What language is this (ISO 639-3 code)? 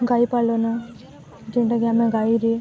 ori